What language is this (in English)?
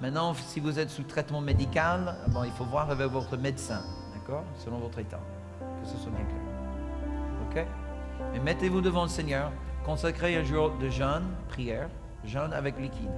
French